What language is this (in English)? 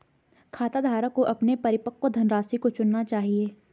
Hindi